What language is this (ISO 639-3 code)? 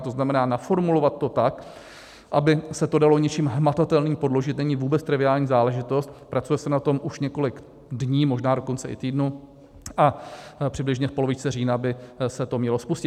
ces